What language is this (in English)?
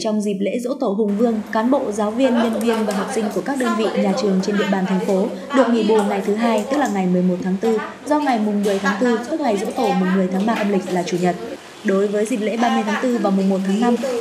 Vietnamese